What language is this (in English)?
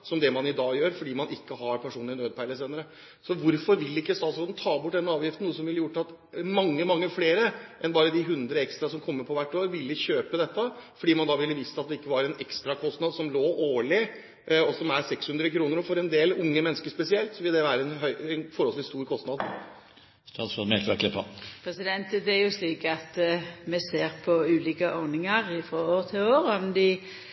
Norwegian